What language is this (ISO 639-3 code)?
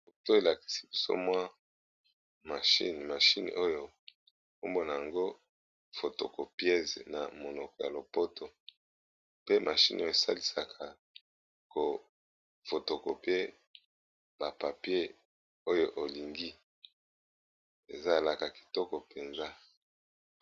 lin